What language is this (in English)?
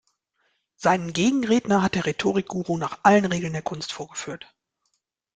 German